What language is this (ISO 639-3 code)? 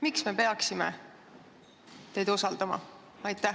est